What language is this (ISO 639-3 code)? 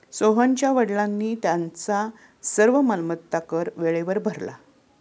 mar